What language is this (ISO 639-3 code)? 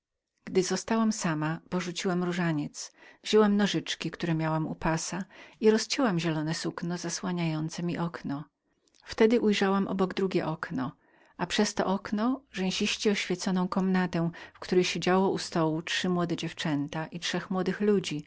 pol